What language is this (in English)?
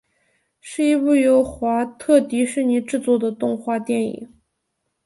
Chinese